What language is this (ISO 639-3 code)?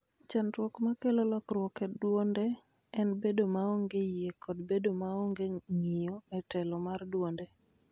luo